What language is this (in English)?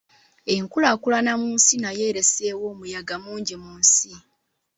Ganda